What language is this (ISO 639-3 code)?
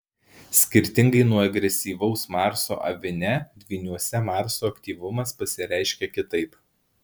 lit